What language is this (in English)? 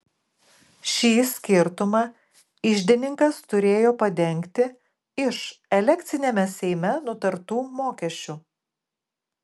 Lithuanian